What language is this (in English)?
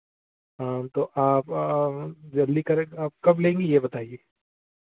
Hindi